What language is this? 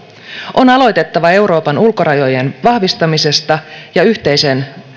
Finnish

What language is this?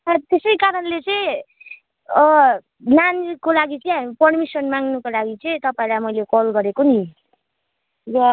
Nepali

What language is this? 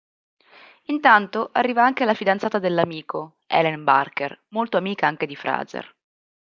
Italian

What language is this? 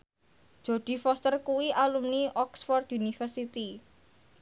Javanese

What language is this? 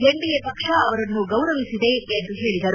Kannada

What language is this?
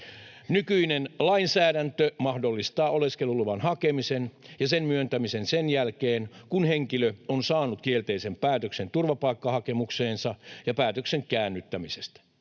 Finnish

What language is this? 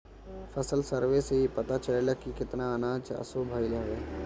Bhojpuri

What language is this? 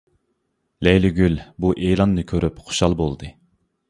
Uyghur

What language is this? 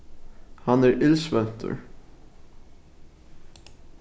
Faroese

